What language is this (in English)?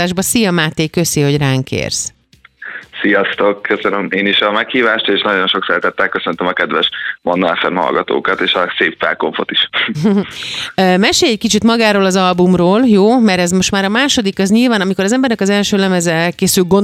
Hungarian